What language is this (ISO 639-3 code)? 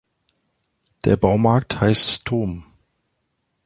deu